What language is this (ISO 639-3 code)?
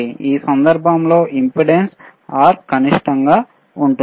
tel